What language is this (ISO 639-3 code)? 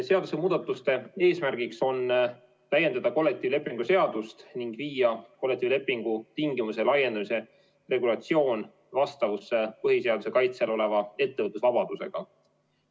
est